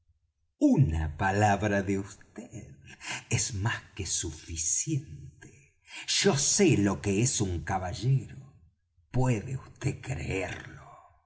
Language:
Spanish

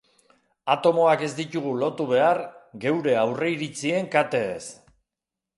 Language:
Basque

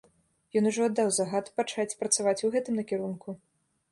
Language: Belarusian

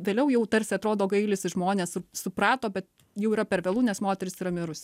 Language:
Lithuanian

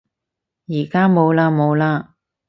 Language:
Cantonese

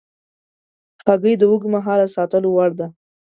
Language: Pashto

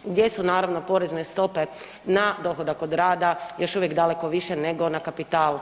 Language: Croatian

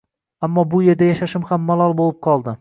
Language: Uzbek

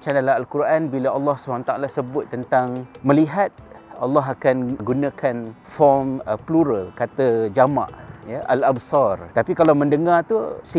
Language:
Malay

